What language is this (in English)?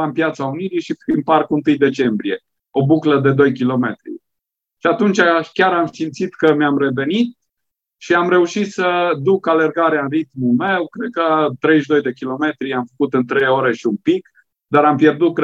Romanian